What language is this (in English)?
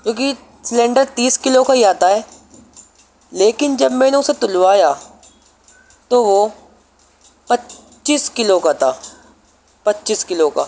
Urdu